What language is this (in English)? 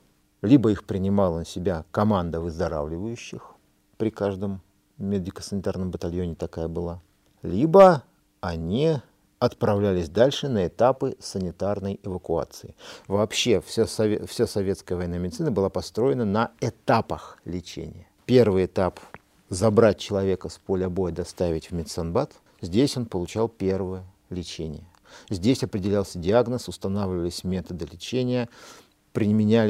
Russian